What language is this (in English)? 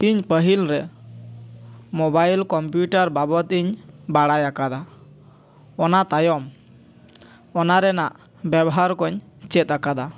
Santali